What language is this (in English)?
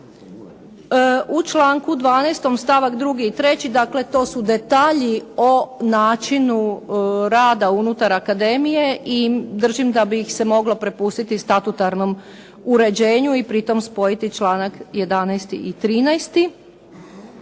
Croatian